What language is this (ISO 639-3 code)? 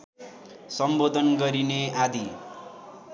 nep